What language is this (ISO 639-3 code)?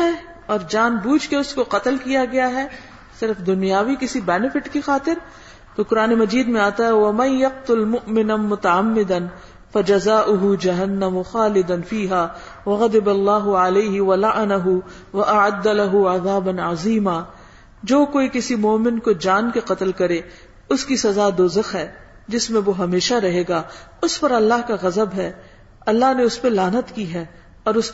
urd